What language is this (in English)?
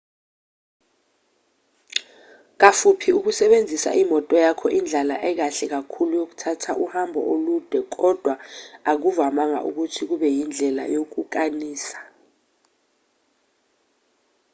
Zulu